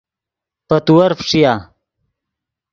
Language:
Yidgha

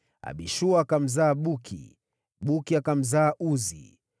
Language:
Swahili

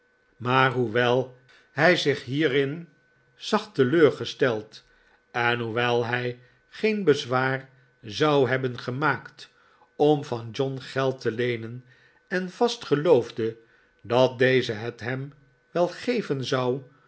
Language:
Dutch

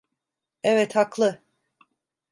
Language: Turkish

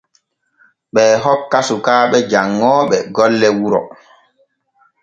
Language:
Borgu Fulfulde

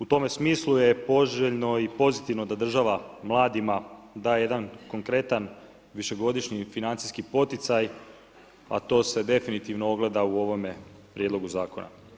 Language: Croatian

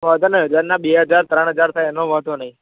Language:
Gujarati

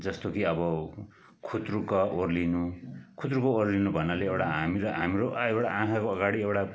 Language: Nepali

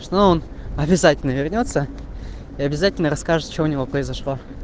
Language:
Russian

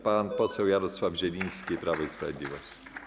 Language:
Polish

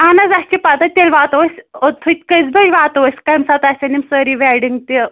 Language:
Kashmiri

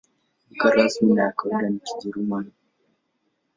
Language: Swahili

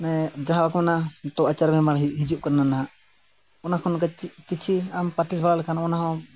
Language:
Santali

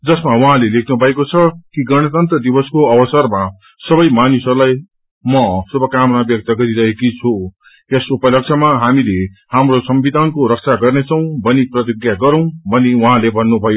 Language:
Nepali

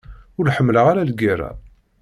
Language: Kabyle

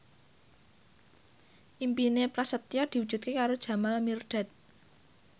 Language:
Javanese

